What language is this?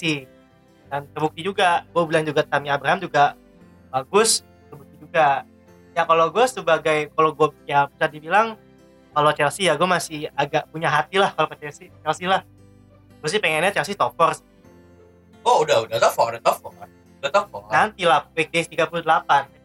Indonesian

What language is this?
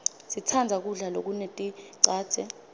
Swati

